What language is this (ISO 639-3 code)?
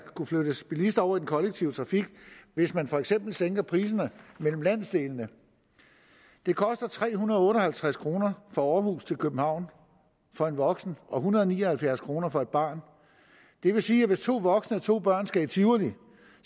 dan